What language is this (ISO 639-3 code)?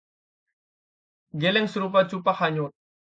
ind